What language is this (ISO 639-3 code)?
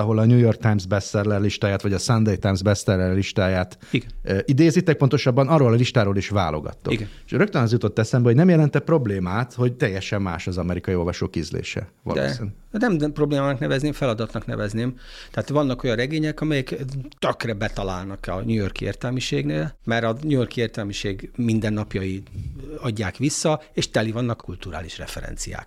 hun